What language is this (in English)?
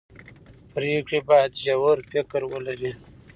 Pashto